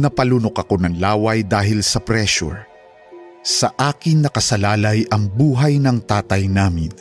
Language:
Filipino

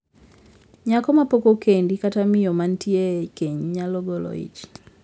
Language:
Luo (Kenya and Tanzania)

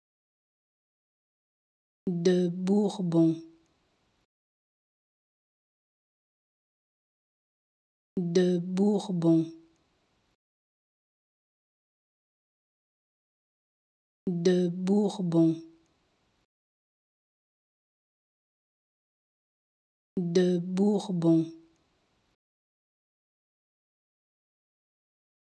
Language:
French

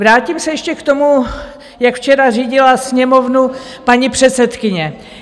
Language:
Czech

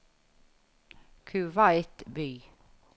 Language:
Norwegian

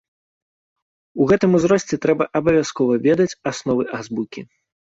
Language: Belarusian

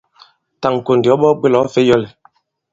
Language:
Bankon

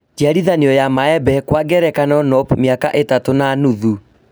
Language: Kikuyu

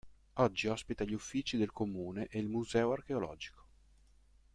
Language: Italian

